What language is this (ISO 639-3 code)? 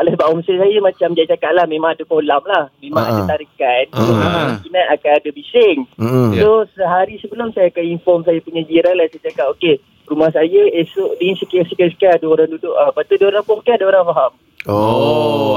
msa